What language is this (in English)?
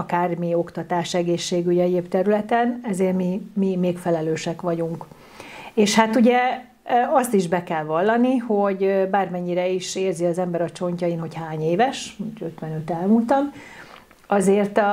Hungarian